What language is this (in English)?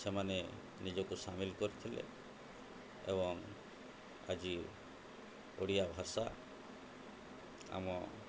Odia